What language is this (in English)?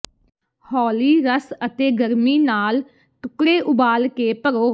Punjabi